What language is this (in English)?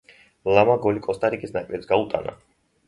Georgian